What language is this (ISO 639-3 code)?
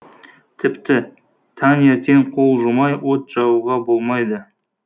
kaz